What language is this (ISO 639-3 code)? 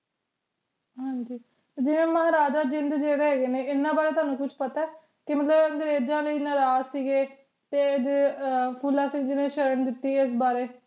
pan